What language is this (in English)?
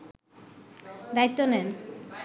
Bangla